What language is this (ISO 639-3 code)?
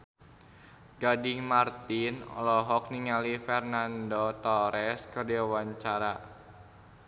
sun